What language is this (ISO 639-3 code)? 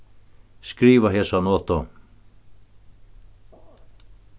fao